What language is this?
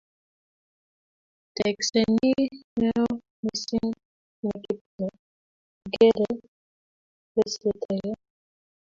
Kalenjin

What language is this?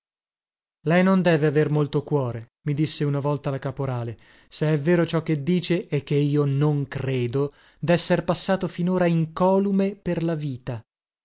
Italian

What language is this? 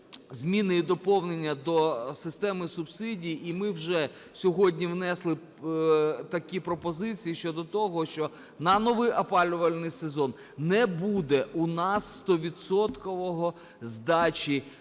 Ukrainian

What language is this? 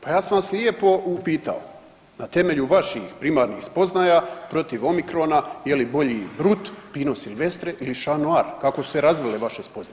Croatian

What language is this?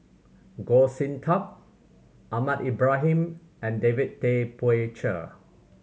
English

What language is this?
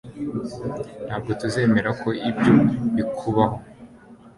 Kinyarwanda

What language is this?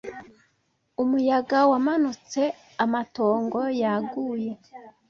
Kinyarwanda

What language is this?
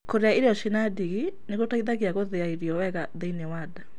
Kikuyu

